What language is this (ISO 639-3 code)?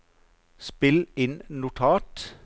nor